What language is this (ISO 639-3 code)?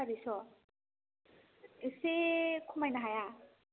brx